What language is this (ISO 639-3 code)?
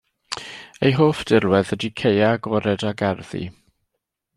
cym